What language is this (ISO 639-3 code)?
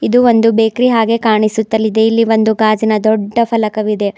kan